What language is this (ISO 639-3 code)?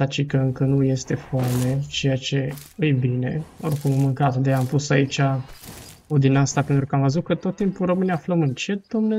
ron